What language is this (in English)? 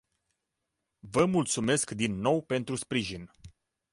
Romanian